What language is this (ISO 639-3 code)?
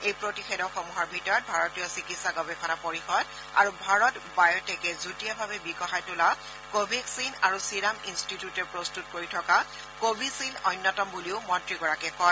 asm